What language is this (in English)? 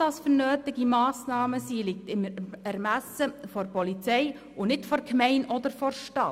Swiss German